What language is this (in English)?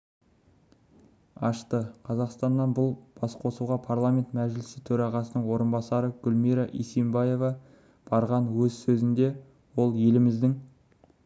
Kazakh